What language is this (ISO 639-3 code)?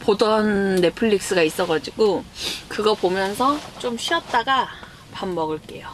kor